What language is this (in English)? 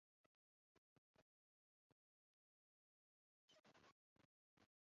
Chinese